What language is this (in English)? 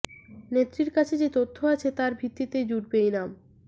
Bangla